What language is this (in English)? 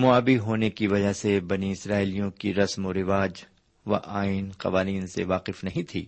Urdu